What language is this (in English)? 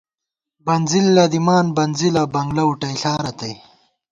Gawar-Bati